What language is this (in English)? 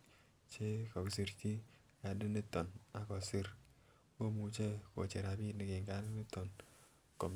Kalenjin